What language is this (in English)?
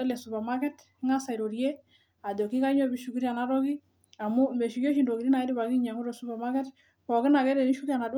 Masai